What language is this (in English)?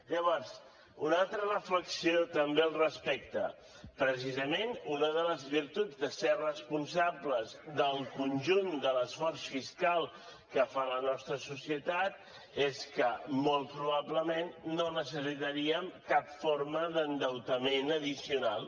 Catalan